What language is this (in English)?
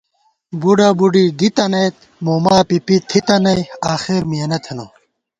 Gawar-Bati